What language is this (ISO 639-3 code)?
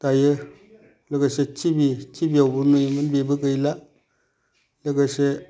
brx